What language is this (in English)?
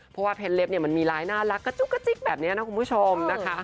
Thai